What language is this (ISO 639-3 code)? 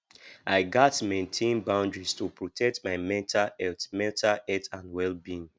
pcm